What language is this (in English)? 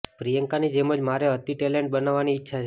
Gujarati